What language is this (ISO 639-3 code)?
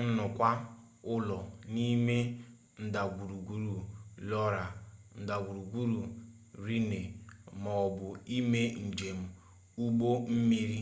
ibo